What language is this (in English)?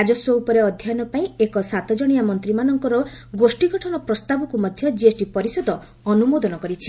Odia